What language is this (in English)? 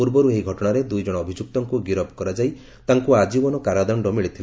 Odia